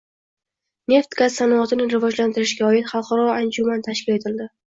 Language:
Uzbek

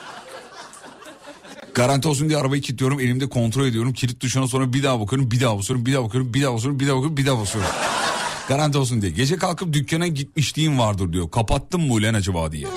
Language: Turkish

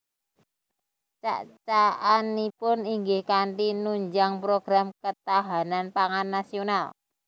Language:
Javanese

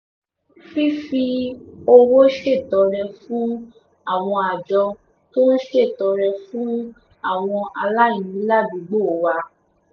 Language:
Yoruba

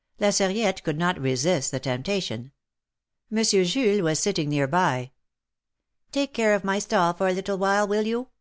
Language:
English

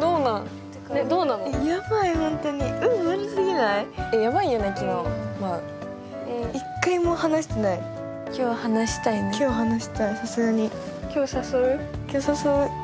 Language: Japanese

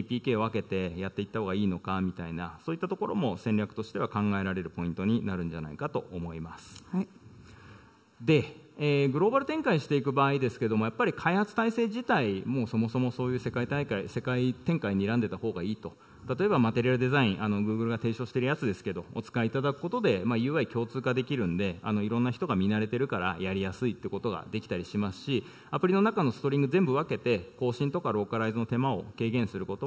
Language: Japanese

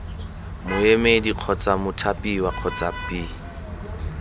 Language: Tswana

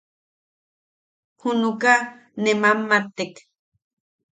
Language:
Yaqui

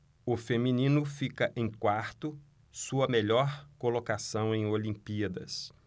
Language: Portuguese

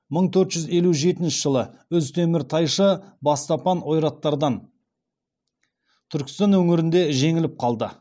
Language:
Kazakh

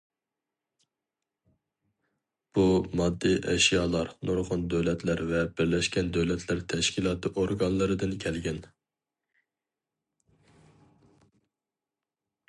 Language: Uyghur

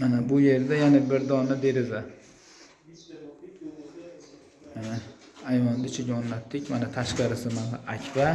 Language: Uzbek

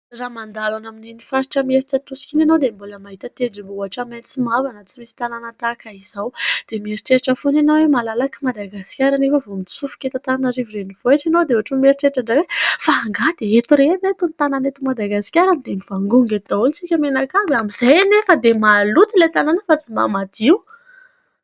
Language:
Malagasy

